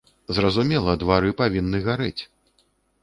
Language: Belarusian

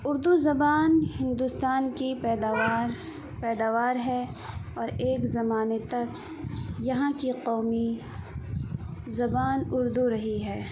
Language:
Urdu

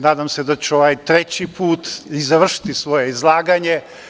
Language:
Serbian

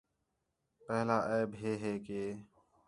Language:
Khetrani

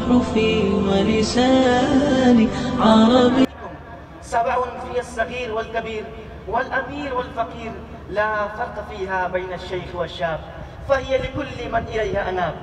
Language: Arabic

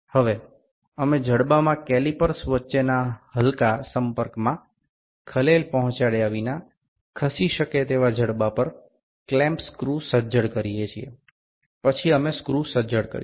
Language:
Gujarati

